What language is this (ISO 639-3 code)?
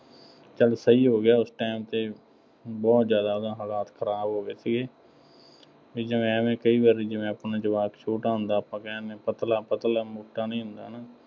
pan